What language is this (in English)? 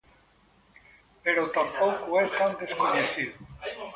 Galician